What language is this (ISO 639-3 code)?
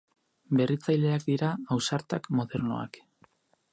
eus